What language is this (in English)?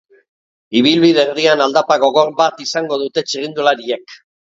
Basque